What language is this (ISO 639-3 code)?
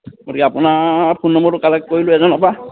asm